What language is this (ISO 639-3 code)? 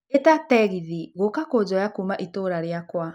kik